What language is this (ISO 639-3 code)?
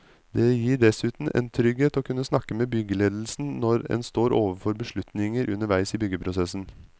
nor